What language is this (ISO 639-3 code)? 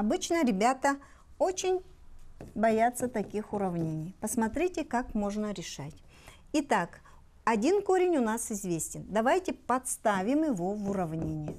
rus